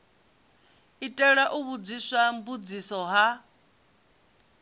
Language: Venda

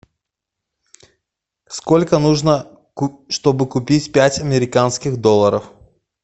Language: Russian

